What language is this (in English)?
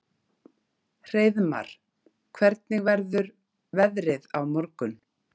Icelandic